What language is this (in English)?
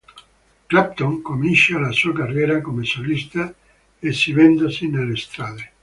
Italian